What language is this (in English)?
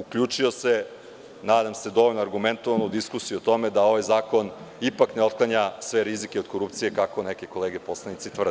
Serbian